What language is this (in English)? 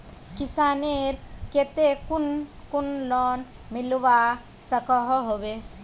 Magahi